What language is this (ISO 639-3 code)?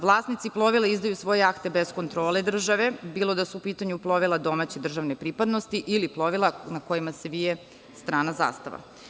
srp